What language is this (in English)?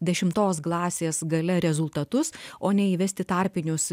Lithuanian